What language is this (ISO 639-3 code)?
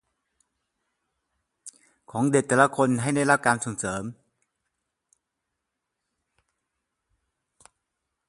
tha